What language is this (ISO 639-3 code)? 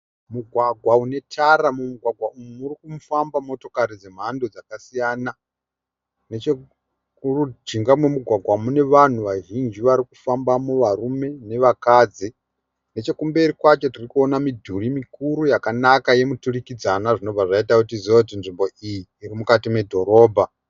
sna